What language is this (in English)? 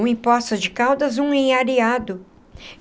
Portuguese